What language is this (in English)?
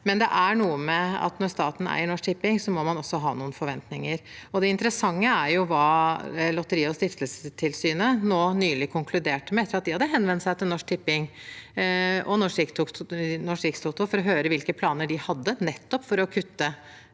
Norwegian